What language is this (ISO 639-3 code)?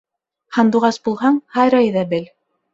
bak